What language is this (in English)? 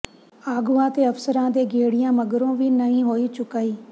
Punjabi